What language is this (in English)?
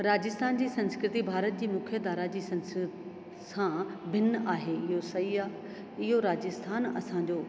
Sindhi